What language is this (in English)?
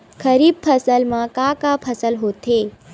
Chhattisgarhi